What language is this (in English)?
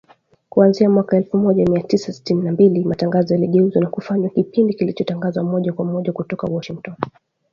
Swahili